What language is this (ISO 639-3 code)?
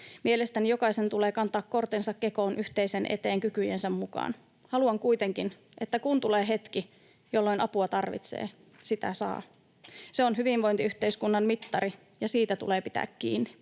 fin